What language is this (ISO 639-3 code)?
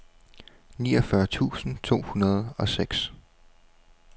dan